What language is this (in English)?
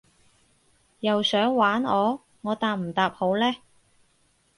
Cantonese